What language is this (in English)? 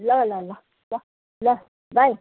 Nepali